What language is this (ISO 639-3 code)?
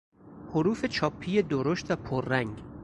fas